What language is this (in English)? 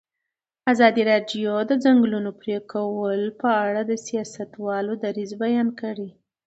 Pashto